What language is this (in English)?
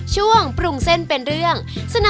Thai